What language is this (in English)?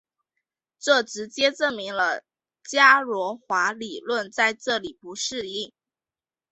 Chinese